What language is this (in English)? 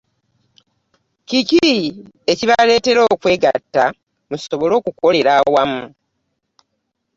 Ganda